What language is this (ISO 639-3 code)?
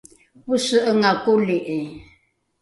dru